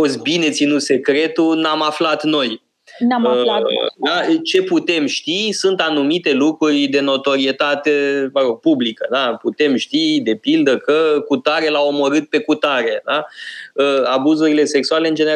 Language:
Romanian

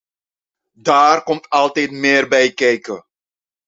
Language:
Dutch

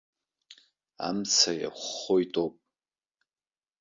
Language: Abkhazian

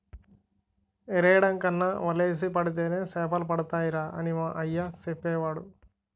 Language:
Telugu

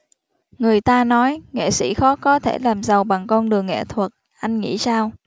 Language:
Vietnamese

